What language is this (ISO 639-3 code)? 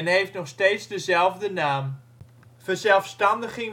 nld